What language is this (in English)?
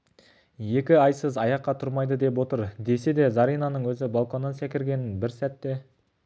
Kazakh